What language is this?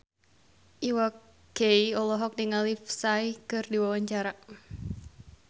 Sundanese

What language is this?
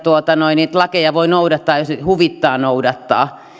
Finnish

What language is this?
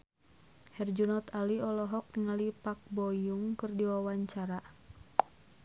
Sundanese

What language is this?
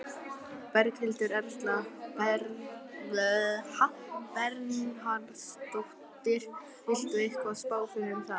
Icelandic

